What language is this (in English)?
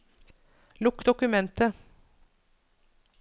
Norwegian